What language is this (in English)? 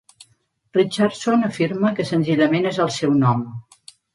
Catalan